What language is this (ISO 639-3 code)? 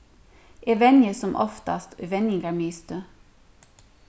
fao